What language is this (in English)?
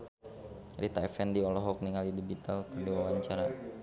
Sundanese